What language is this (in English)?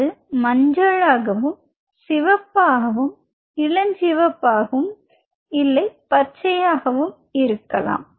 Tamil